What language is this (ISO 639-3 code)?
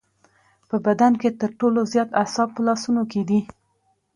pus